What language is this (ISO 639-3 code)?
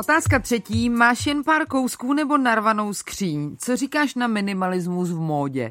ces